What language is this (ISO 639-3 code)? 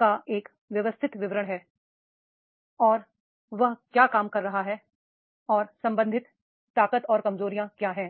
hin